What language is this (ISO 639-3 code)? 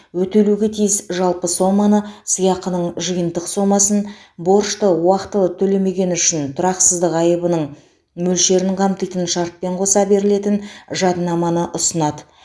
kaz